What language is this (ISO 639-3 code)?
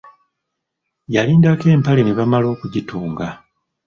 lug